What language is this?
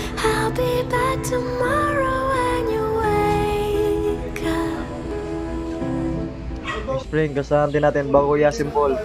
Filipino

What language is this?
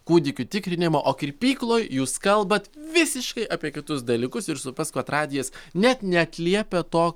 Lithuanian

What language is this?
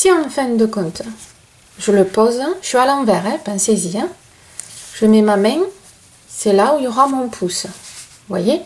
French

